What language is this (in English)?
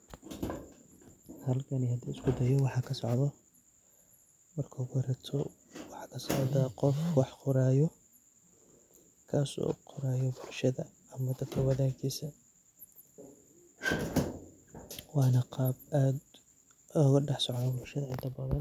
Somali